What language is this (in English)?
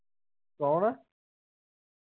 Punjabi